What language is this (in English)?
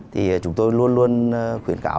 Vietnamese